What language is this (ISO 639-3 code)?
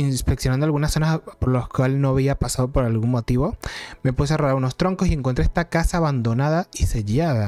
spa